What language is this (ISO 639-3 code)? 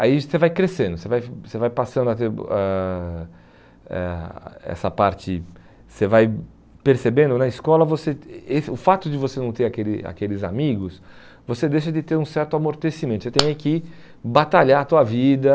por